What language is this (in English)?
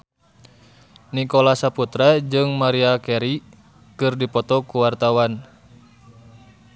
Sundanese